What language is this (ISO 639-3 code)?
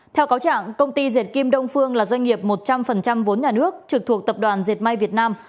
vie